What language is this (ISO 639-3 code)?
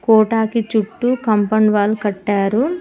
tel